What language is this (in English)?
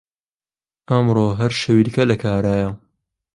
Central Kurdish